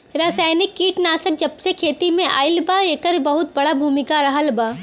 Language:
Bhojpuri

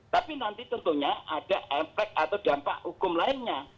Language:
Indonesian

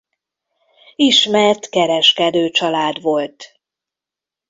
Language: Hungarian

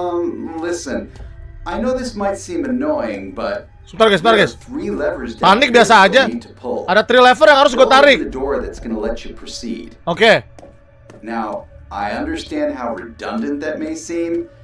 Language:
Indonesian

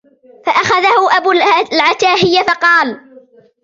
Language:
Arabic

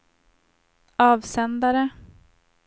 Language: Swedish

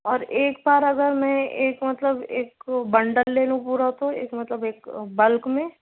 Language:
Urdu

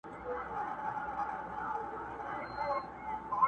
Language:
Pashto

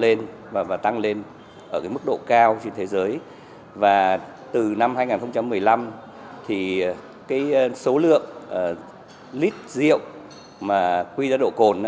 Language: Vietnamese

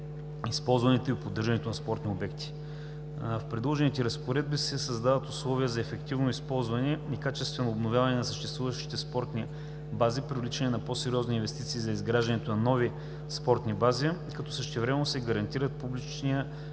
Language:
Bulgarian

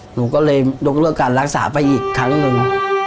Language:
Thai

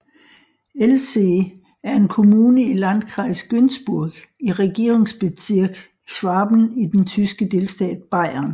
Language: Danish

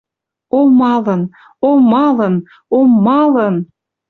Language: Western Mari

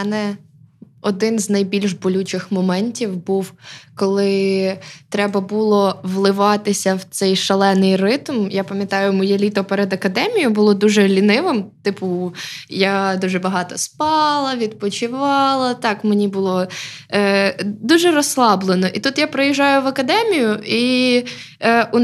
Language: Ukrainian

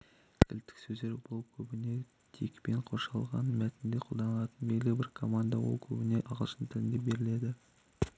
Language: Kazakh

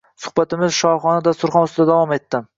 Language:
Uzbek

